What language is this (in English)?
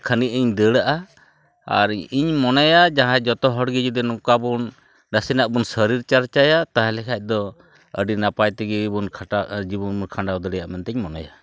Santali